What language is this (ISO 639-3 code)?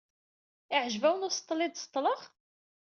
kab